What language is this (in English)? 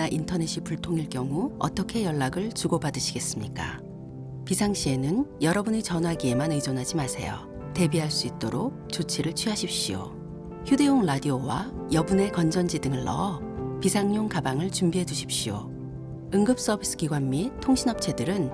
Korean